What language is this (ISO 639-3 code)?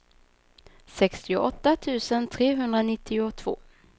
swe